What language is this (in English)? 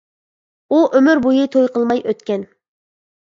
Uyghur